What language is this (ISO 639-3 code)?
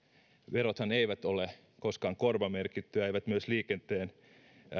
fin